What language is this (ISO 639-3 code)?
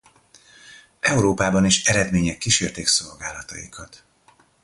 hun